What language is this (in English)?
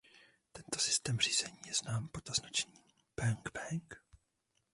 Czech